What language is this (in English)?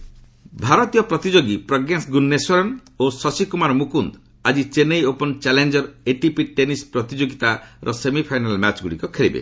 Odia